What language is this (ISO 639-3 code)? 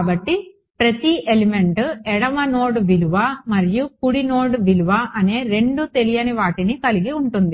tel